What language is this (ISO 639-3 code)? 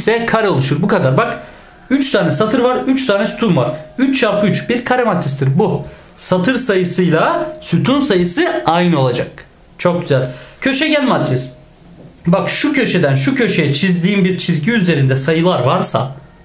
tur